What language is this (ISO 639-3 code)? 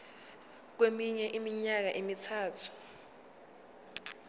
zul